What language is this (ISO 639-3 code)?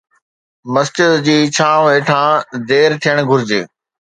snd